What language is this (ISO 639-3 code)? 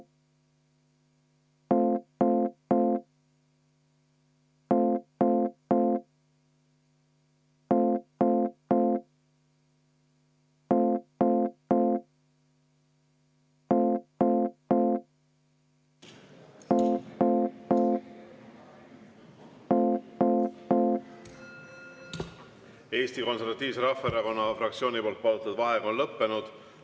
est